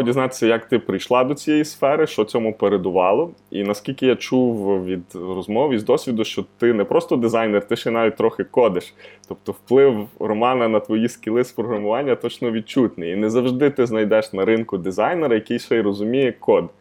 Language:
Ukrainian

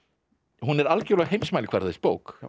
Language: Icelandic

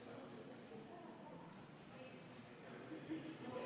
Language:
Estonian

